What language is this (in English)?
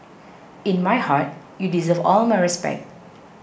English